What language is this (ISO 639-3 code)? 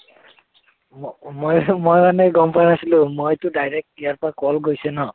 asm